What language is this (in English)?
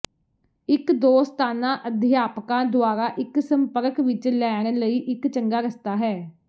Punjabi